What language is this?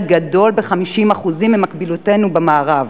Hebrew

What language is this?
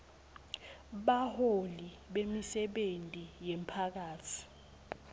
Swati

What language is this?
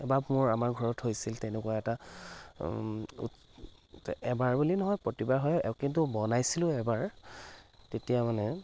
Assamese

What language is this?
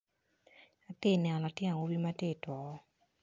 Acoli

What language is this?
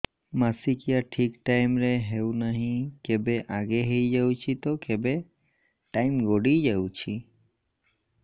Odia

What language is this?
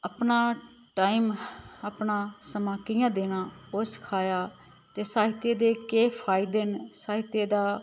Dogri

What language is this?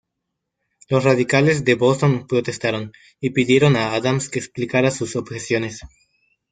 Spanish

